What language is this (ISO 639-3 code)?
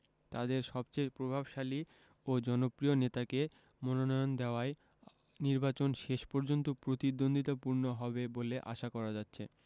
ben